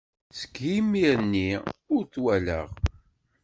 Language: Kabyle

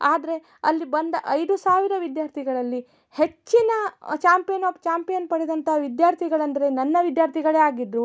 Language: Kannada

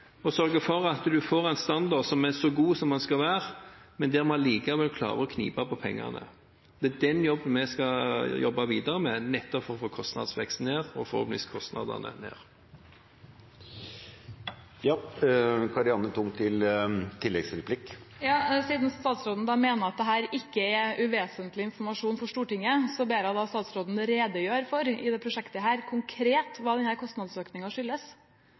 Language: Norwegian Bokmål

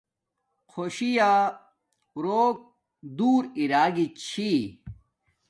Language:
Domaaki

